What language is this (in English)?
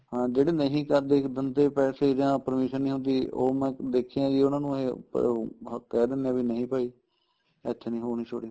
Punjabi